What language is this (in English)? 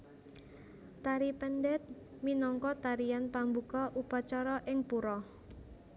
Javanese